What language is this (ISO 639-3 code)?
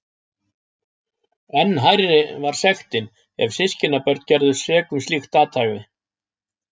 isl